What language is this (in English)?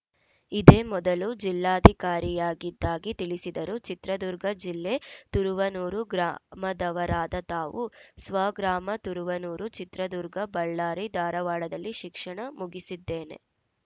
Kannada